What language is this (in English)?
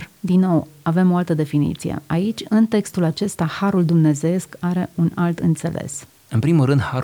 Romanian